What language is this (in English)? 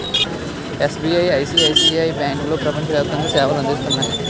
Telugu